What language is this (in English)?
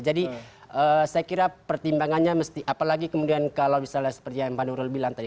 Indonesian